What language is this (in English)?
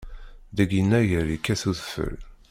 Kabyle